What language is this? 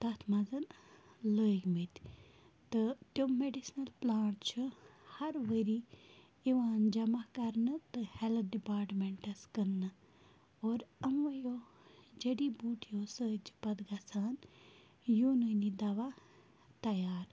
Kashmiri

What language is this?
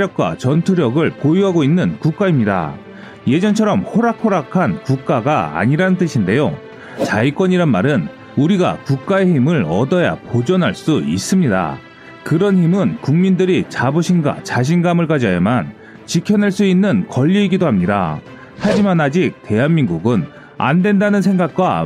Korean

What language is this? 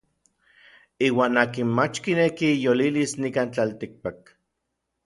Orizaba Nahuatl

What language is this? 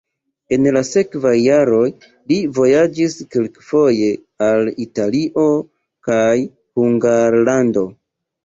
Esperanto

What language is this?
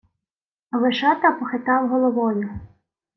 Ukrainian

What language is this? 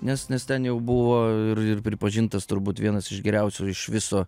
Lithuanian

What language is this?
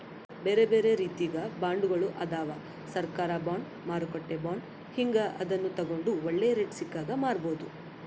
Kannada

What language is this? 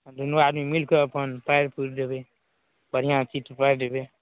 Maithili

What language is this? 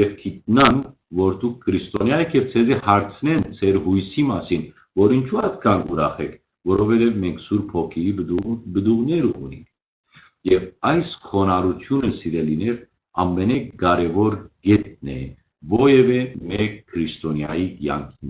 Armenian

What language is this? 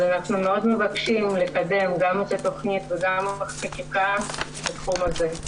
Hebrew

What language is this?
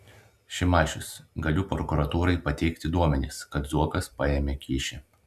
Lithuanian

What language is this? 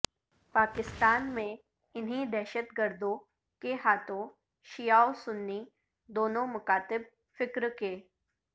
Urdu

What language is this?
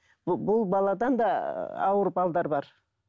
Kazakh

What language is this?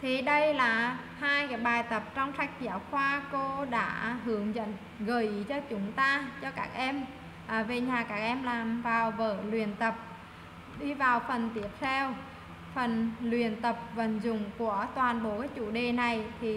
Vietnamese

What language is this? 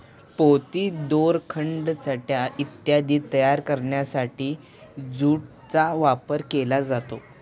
Marathi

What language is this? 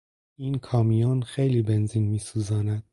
Persian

